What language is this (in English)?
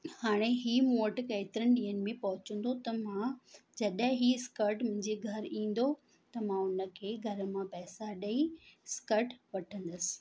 Sindhi